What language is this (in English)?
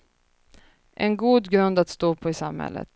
Swedish